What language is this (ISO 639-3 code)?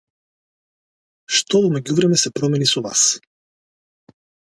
mkd